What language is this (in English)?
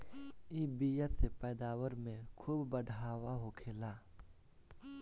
Bhojpuri